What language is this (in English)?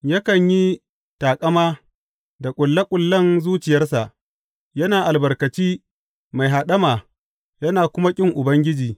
Hausa